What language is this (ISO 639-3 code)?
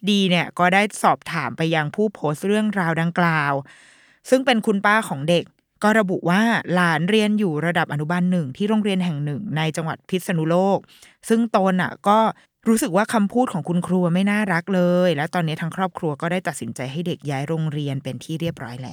tha